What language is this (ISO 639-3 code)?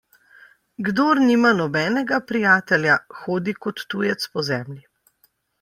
slv